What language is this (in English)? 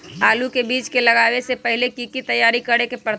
Magahi